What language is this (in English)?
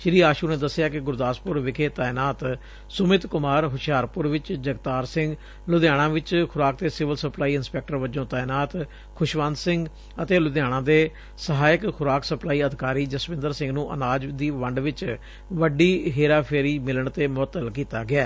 Punjabi